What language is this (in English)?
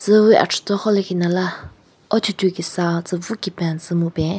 Southern Rengma Naga